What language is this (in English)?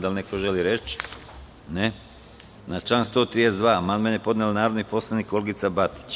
Serbian